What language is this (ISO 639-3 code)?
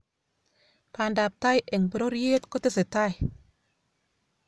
kln